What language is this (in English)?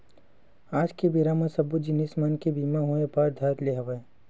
Chhattisgarhi